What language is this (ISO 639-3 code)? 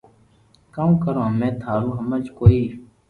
lrk